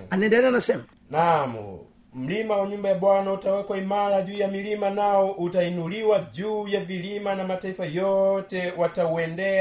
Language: Swahili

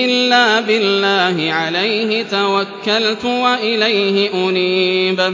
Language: Arabic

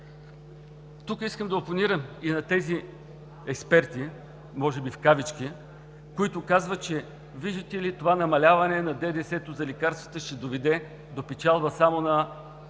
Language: Bulgarian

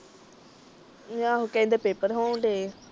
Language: Punjabi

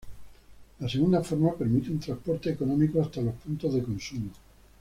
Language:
Spanish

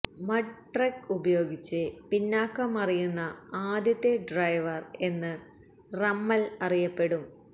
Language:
Malayalam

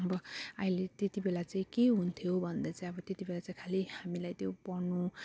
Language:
Nepali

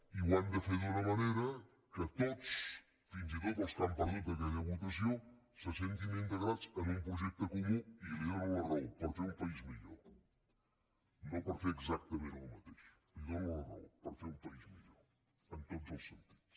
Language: Catalan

